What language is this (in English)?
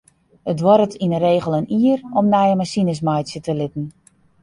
Western Frisian